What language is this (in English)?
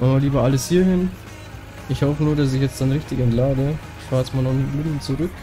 German